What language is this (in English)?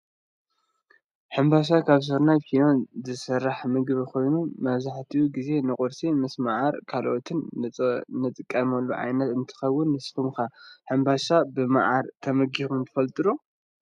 Tigrinya